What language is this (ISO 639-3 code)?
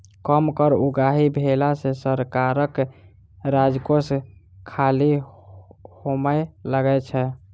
mai